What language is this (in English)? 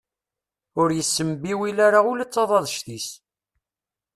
Kabyle